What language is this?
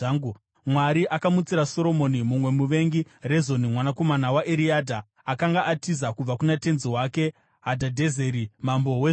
Shona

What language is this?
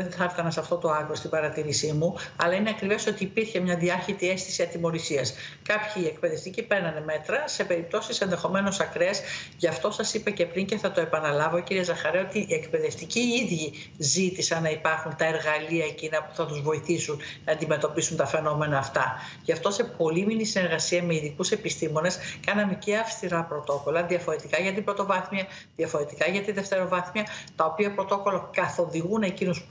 Greek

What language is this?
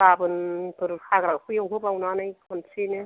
Bodo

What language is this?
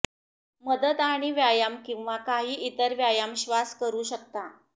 Marathi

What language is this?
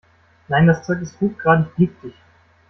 German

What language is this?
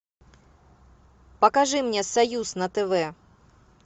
Russian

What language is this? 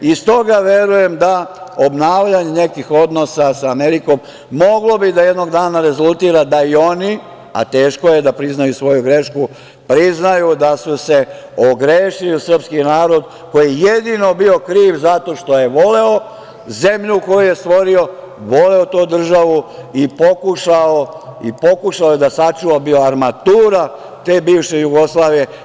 Serbian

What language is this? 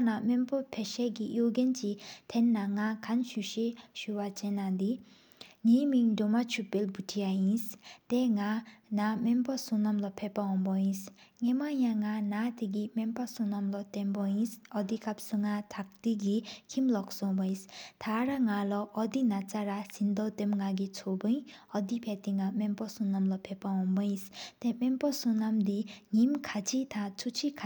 Sikkimese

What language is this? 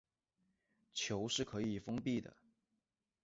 Chinese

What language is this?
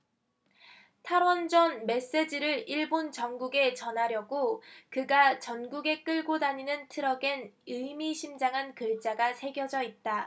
Korean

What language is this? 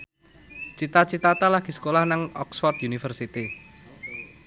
Javanese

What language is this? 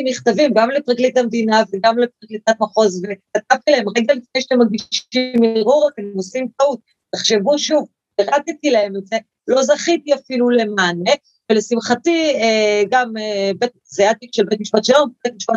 Hebrew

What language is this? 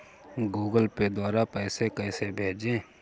Hindi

